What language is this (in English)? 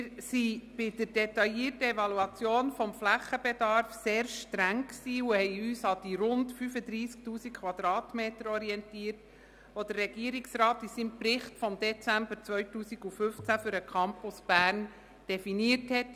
Swiss German